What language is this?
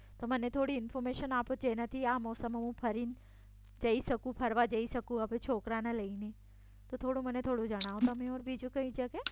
Gujarati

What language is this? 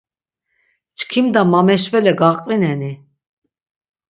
Laz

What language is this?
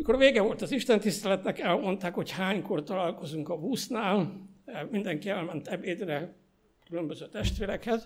Hungarian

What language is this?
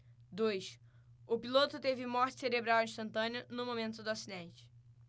Portuguese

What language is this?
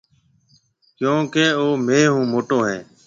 Marwari (Pakistan)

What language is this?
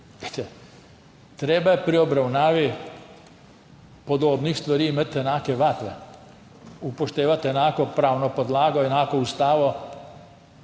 Slovenian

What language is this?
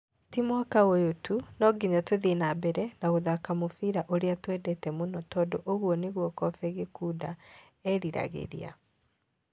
Kikuyu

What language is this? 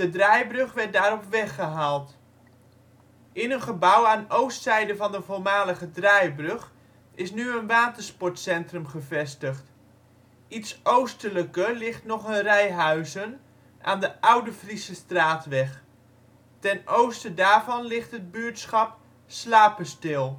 Dutch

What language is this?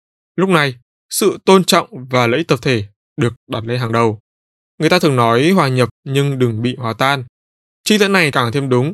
Vietnamese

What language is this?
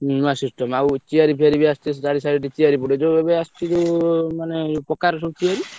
Odia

